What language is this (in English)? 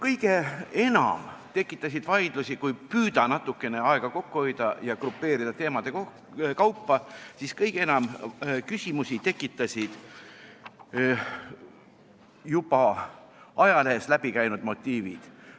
Estonian